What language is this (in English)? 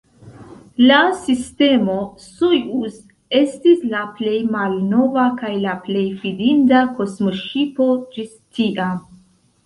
Esperanto